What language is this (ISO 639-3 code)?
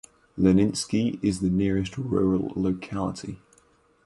eng